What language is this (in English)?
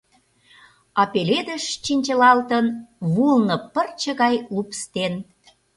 Mari